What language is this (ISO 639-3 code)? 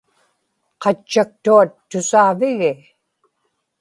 ipk